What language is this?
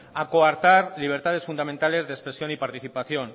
Spanish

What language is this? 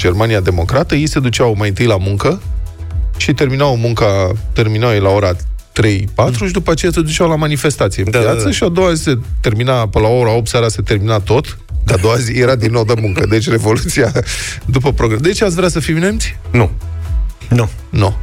Romanian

